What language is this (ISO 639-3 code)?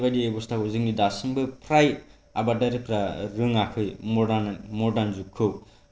brx